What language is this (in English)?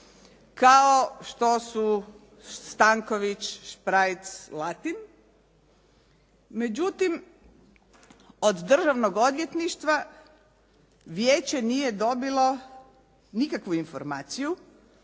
Croatian